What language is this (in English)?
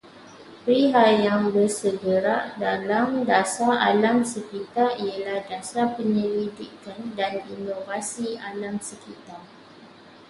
Malay